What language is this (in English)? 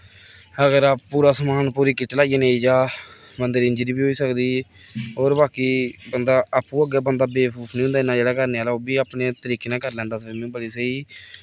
Dogri